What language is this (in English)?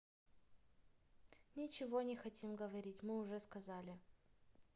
Russian